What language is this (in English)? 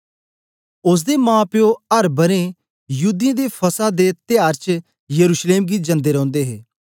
Dogri